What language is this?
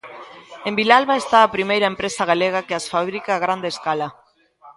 Galician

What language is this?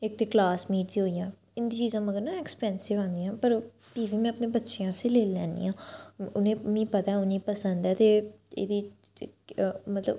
Dogri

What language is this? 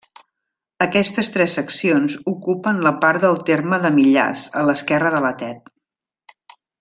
Catalan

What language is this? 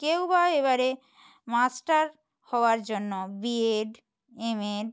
Bangla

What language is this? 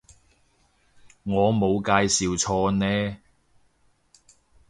Cantonese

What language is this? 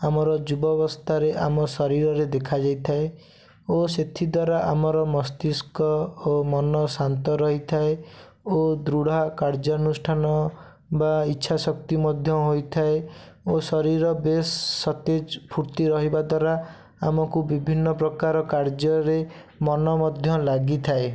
Odia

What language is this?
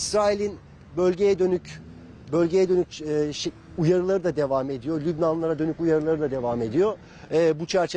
Turkish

